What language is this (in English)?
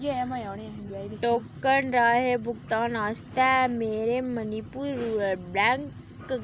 Dogri